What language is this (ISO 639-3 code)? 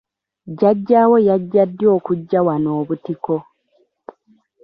lug